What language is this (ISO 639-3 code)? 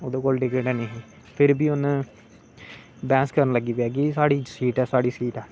doi